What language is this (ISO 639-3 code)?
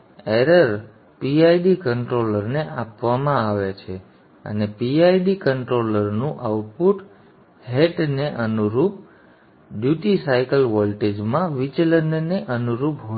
guj